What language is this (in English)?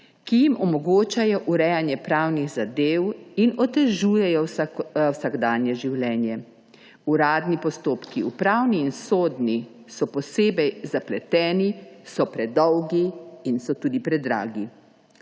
Slovenian